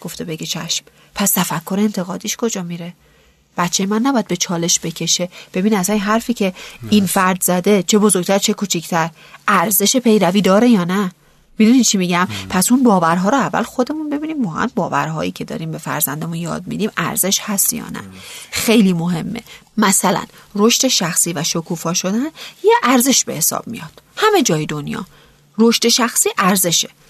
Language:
Persian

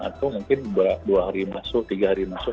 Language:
Indonesian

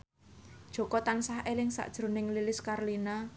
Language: Javanese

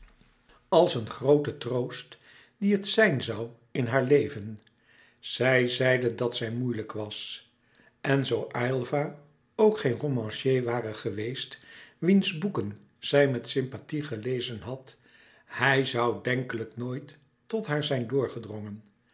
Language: Dutch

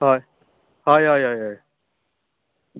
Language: Konkani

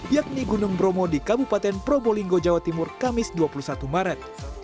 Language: Indonesian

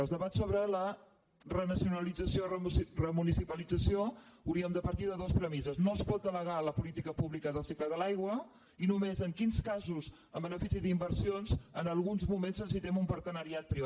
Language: Catalan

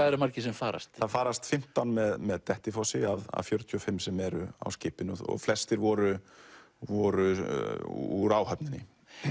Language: Icelandic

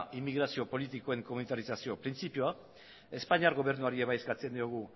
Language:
Basque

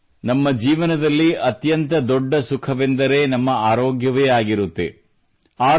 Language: Kannada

